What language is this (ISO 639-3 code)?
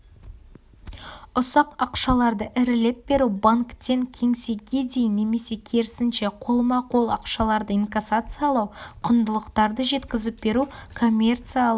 kaz